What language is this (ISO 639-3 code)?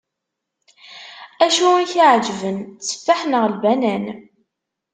kab